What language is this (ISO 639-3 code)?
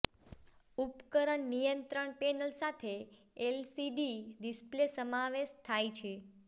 guj